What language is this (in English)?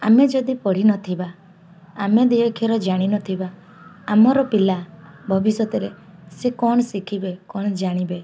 Odia